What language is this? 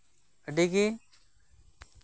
Santali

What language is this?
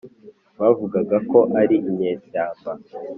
Kinyarwanda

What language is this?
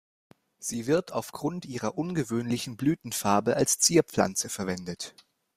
German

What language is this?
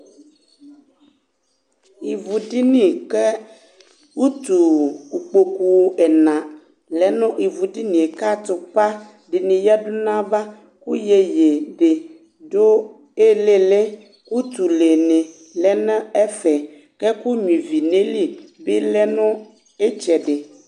Ikposo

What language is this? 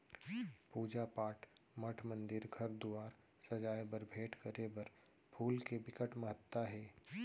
Chhattisgarhi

